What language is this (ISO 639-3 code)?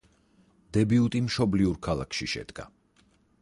kat